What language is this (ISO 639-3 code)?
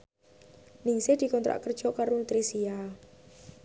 jav